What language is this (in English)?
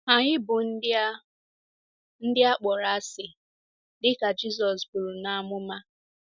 Igbo